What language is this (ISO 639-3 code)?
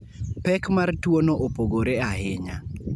luo